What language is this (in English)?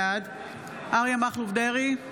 Hebrew